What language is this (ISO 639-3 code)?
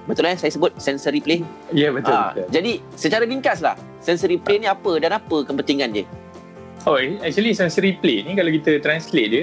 msa